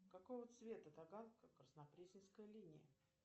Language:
Russian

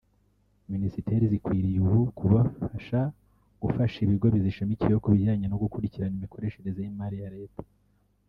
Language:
Kinyarwanda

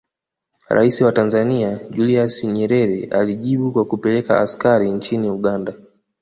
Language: Swahili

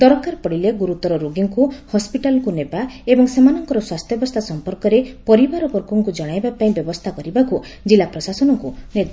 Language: Odia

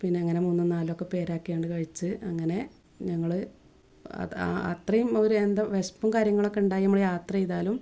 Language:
Malayalam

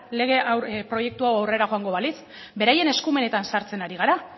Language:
Basque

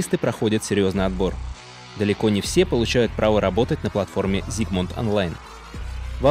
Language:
Russian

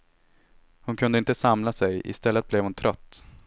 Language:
Swedish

